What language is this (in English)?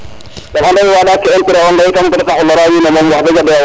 Serer